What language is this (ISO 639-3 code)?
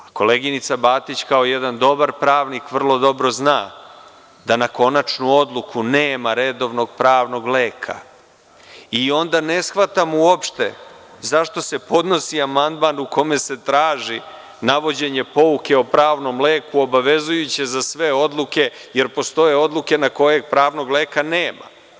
srp